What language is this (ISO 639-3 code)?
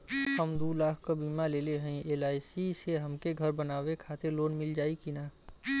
bho